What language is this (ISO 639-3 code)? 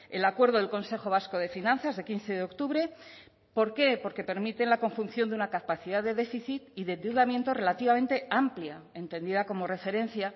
spa